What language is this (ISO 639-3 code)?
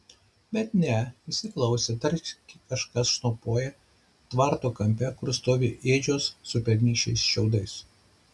lit